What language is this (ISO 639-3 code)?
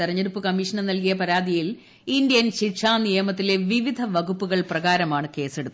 mal